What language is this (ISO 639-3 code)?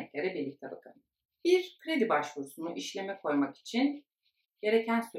tur